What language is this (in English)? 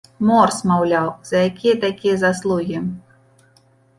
Belarusian